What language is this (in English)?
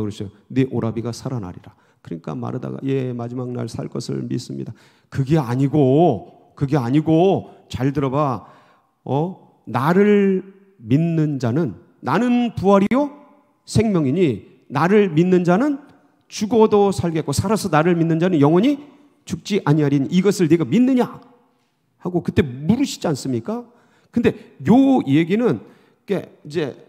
Korean